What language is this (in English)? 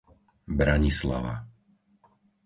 Slovak